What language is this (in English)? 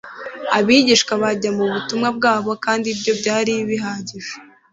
Kinyarwanda